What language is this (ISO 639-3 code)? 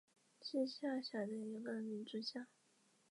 zho